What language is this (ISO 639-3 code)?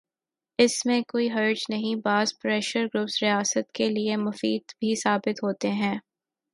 urd